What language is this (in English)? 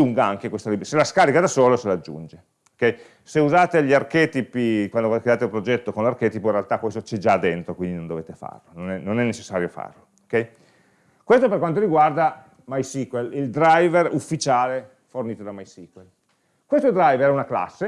Italian